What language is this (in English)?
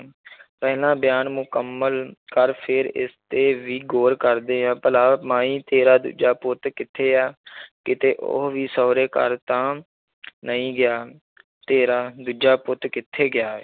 Punjabi